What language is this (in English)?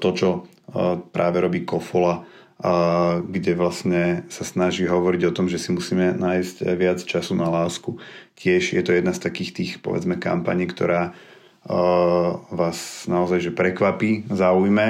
Slovak